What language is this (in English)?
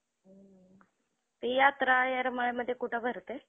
Marathi